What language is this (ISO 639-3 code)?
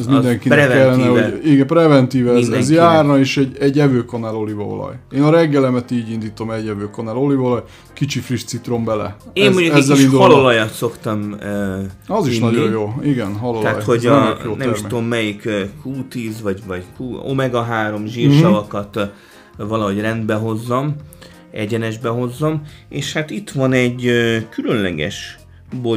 hun